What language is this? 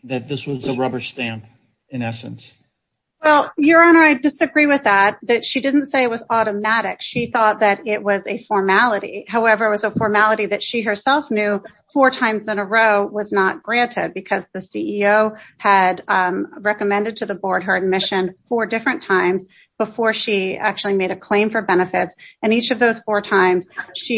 English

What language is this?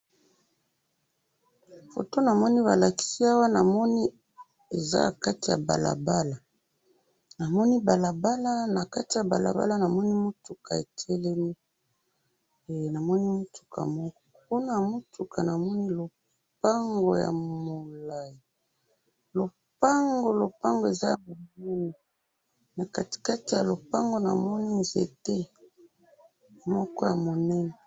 Lingala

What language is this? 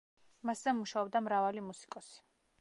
Georgian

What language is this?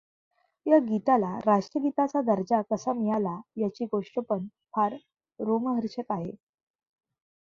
Marathi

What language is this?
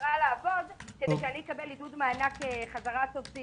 Hebrew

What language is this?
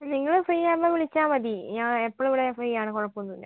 Malayalam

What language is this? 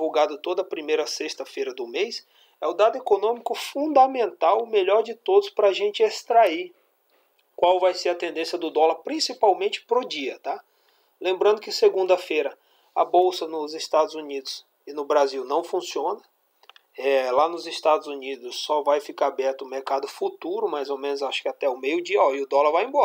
Portuguese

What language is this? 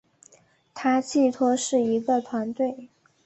Chinese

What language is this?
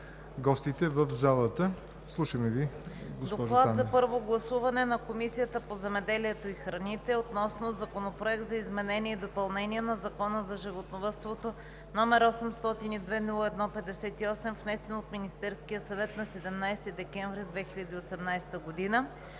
Bulgarian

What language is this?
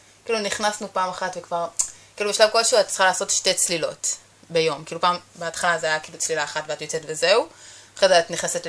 Hebrew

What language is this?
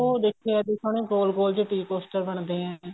Punjabi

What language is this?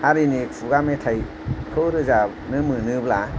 Bodo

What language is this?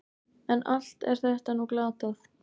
Icelandic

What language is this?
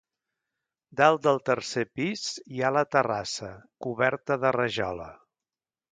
Catalan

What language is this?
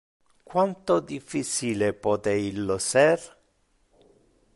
Interlingua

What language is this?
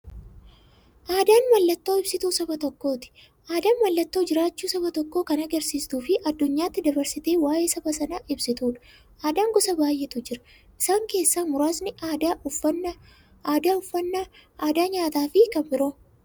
Oromo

